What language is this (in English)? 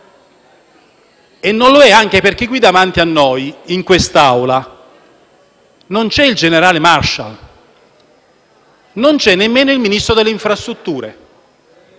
Italian